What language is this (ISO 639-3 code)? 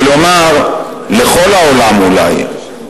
heb